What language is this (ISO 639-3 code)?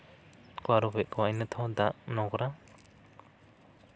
sat